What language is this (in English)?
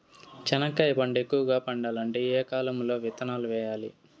Telugu